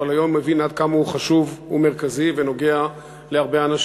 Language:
Hebrew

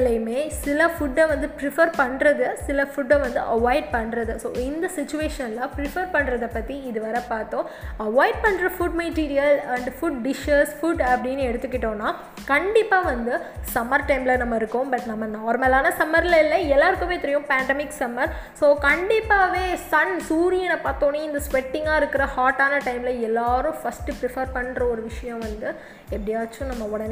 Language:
Tamil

